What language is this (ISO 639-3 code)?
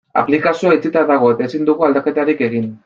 eus